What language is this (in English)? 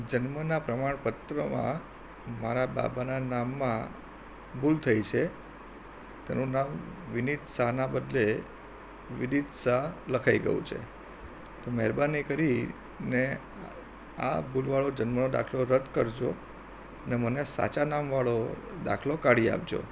Gujarati